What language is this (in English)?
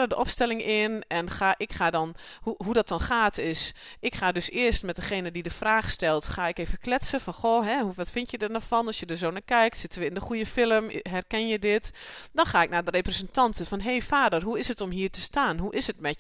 Dutch